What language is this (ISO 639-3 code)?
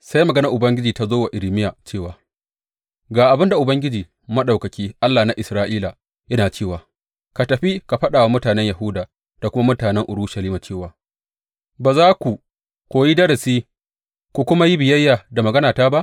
hau